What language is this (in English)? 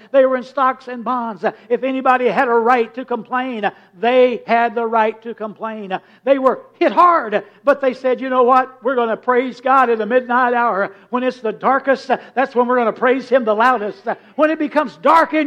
English